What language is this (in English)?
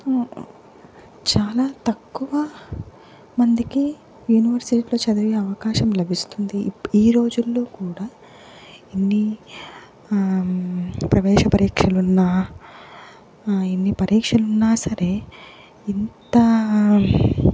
Telugu